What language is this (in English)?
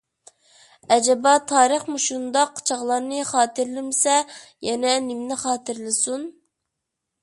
Uyghur